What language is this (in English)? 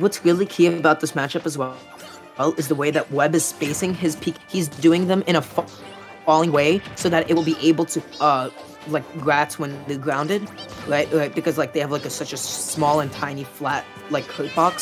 English